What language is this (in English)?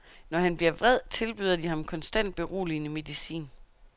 Danish